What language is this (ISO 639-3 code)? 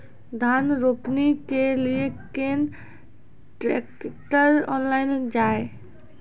mai